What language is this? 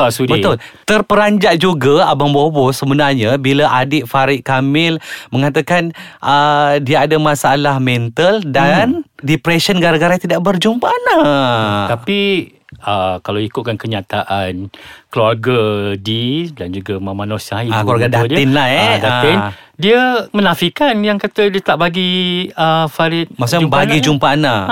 Malay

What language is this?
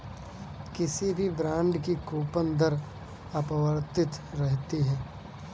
Hindi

